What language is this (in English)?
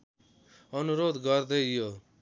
Nepali